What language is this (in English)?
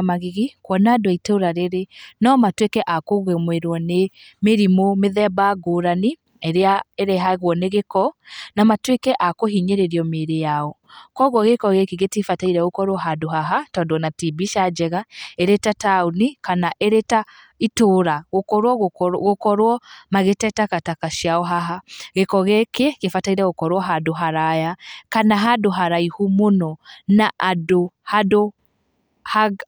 Kikuyu